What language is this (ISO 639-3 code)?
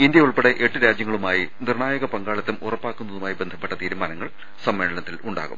mal